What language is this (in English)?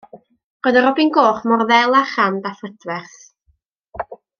Welsh